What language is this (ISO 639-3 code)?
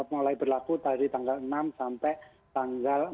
ind